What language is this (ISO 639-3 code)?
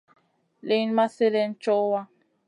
mcn